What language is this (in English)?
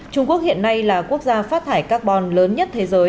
Vietnamese